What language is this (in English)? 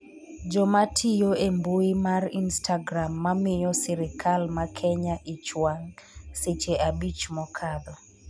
Luo (Kenya and Tanzania)